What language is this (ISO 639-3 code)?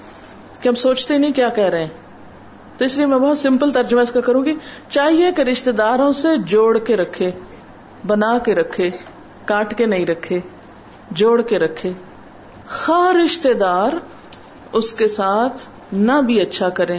urd